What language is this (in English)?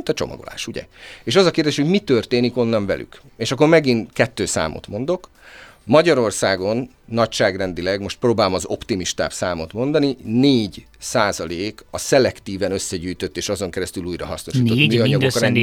Hungarian